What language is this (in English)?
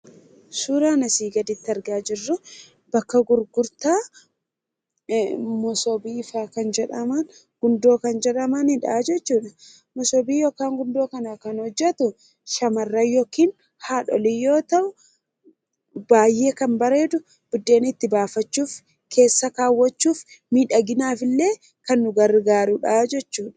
Oromo